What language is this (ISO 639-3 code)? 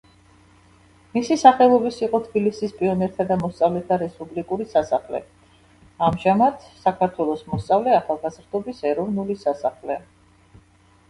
kat